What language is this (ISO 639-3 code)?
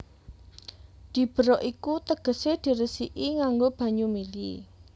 jav